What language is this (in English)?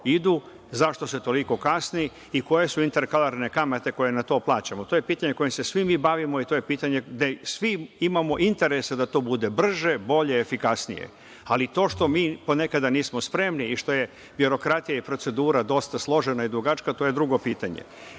Serbian